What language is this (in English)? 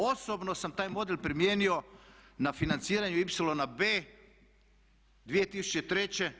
Croatian